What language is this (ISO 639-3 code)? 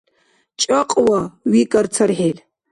dar